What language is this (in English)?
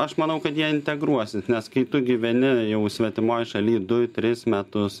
Lithuanian